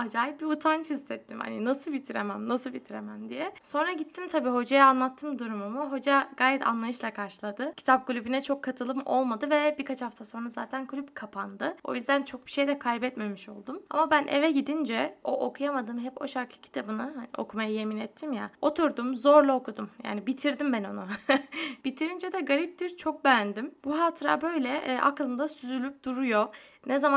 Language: Turkish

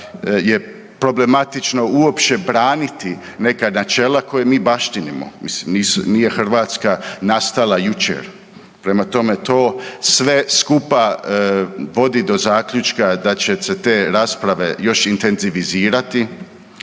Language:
Croatian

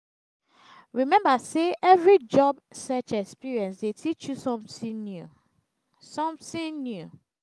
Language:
Nigerian Pidgin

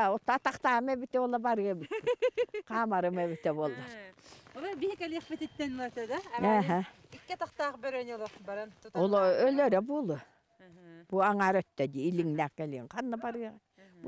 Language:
Turkish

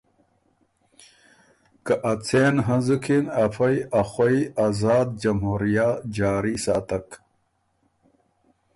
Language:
Ormuri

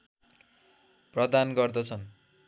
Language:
Nepali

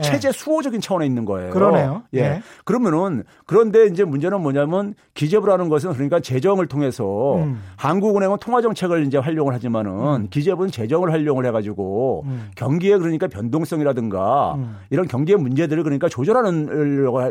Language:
Korean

